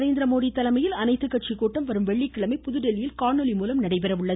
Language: Tamil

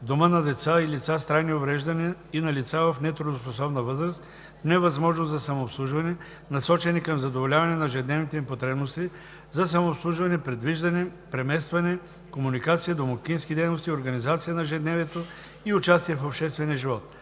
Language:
Bulgarian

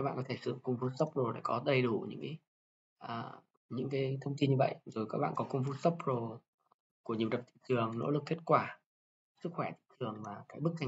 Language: Vietnamese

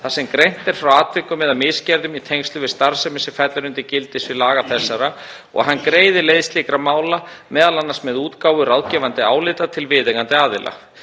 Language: Icelandic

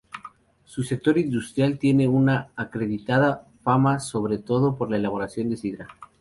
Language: Spanish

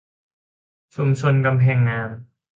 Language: Thai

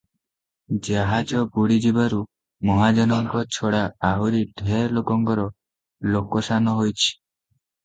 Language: Odia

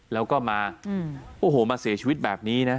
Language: Thai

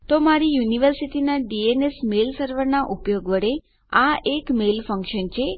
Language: Gujarati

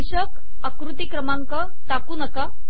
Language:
Marathi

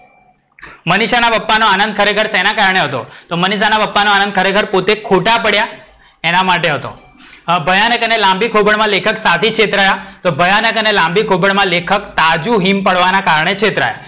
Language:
Gujarati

